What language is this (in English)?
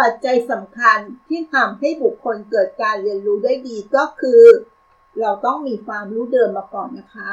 Thai